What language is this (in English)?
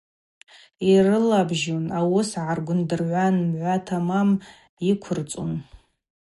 Abaza